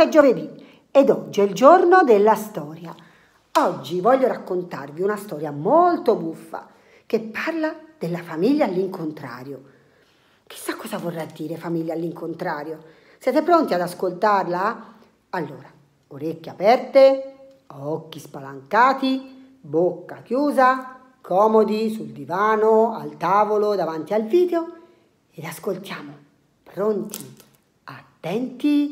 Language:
Italian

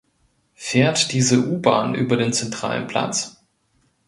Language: German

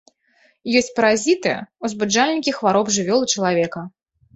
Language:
Belarusian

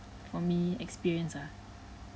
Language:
English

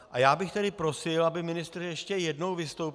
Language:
Czech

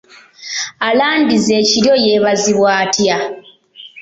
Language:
Ganda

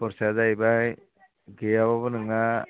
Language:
Bodo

